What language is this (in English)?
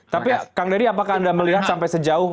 Indonesian